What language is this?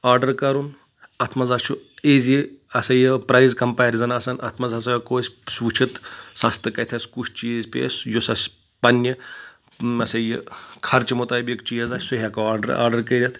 Kashmiri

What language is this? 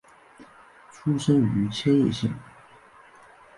Chinese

